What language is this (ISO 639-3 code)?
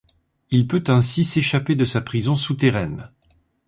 fra